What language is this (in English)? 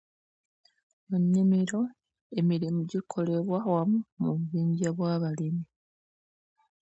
Ganda